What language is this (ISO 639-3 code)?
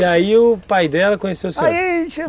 por